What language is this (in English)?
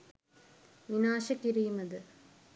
Sinhala